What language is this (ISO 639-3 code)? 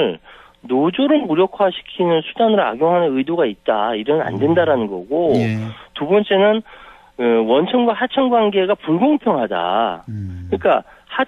kor